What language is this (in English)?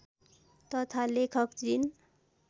Nepali